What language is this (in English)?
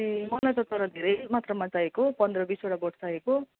Nepali